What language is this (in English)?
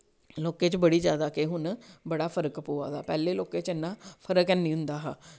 Dogri